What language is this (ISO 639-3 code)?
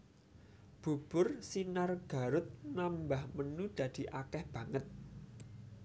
jav